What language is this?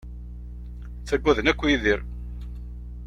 Kabyle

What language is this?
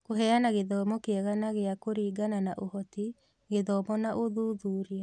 Kikuyu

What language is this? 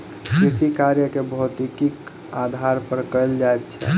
Maithili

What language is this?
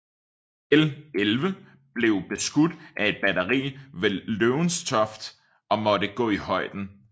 Danish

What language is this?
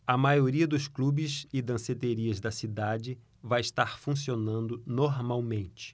Portuguese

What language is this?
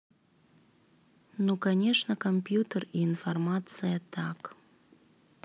Russian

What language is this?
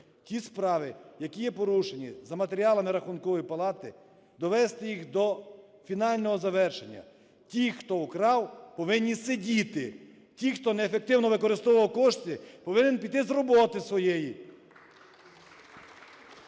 Ukrainian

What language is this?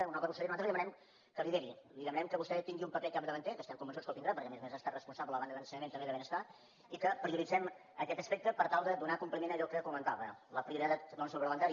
Catalan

